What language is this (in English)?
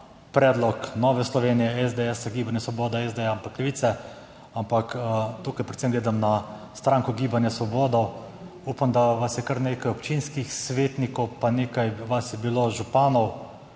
Slovenian